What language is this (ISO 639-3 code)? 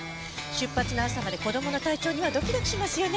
jpn